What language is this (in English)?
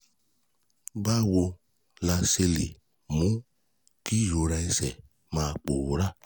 Yoruba